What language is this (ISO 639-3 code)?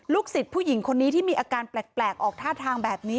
tha